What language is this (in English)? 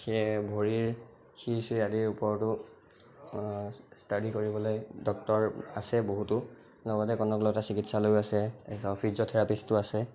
Assamese